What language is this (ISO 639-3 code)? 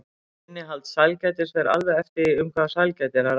isl